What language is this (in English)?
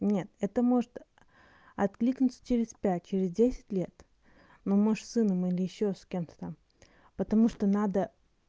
Russian